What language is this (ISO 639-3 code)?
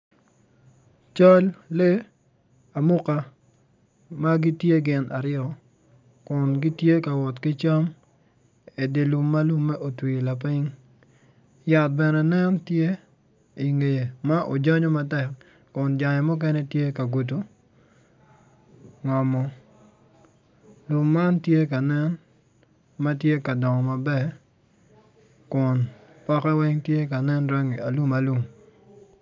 ach